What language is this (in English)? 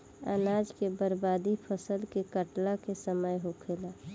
Bhojpuri